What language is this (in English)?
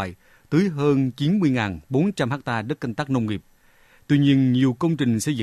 Vietnamese